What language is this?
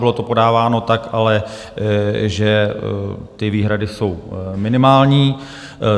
Czech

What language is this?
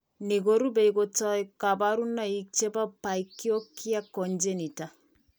Kalenjin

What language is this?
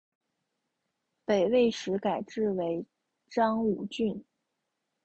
Chinese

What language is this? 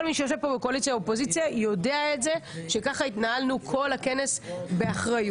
Hebrew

